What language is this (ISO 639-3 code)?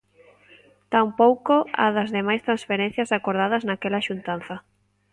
glg